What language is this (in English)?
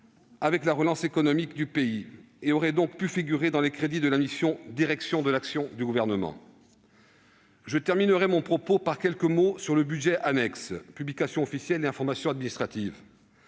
French